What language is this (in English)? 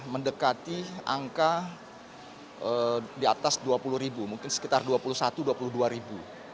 Indonesian